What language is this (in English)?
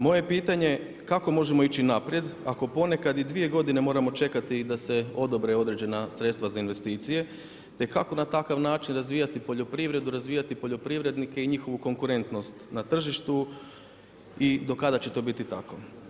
Croatian